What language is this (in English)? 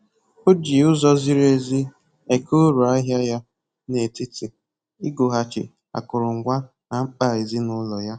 Igbo